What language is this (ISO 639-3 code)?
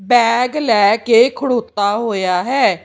pan